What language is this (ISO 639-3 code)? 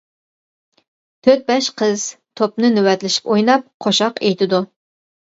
uig